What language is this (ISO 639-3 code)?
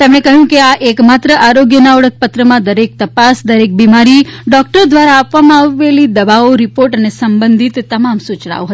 guj